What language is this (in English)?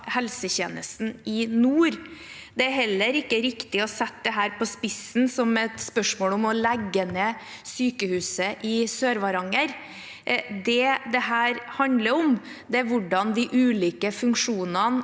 Norwegian